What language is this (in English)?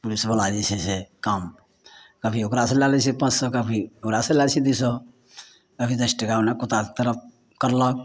Maithili